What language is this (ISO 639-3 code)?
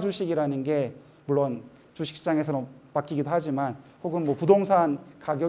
kor